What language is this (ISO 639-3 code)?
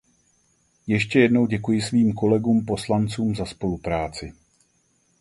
ces